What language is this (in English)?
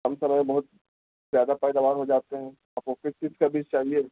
Urdu